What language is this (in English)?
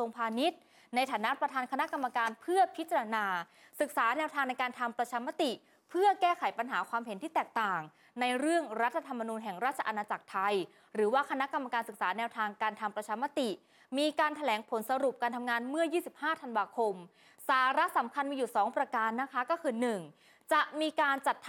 Thai